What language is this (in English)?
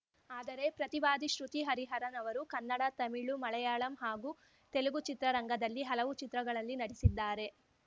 Kannada